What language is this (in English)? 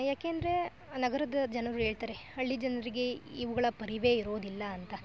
Kannada